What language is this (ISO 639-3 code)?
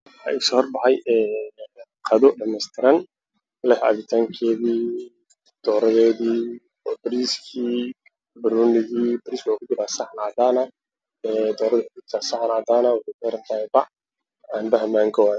som